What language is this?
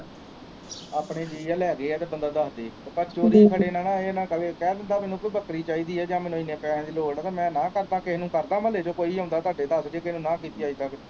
Punjabi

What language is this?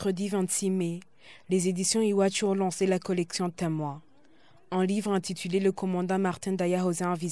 French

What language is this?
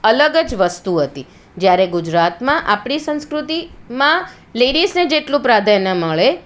Gujarati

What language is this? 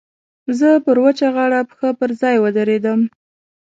Pashto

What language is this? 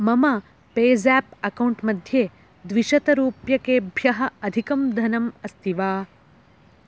Sanskrit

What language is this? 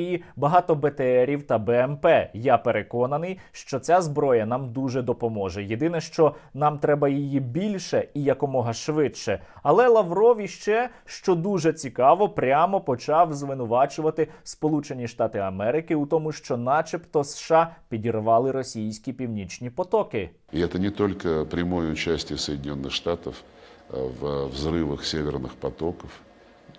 Ukrainian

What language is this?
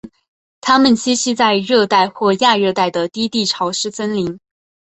Chinese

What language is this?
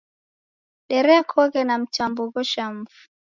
Taita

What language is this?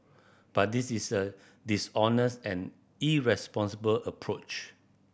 English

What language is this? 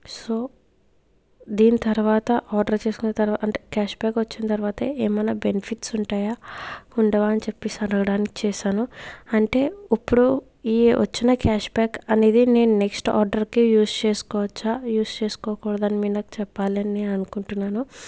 Telugu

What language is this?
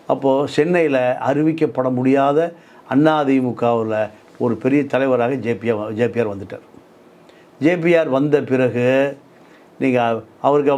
Tamil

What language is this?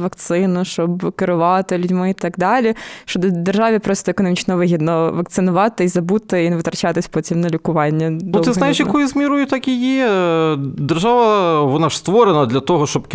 Ukrainian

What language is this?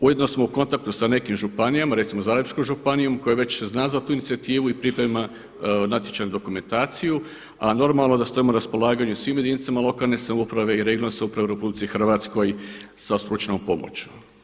Croatian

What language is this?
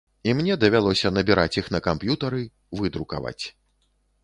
Belarusian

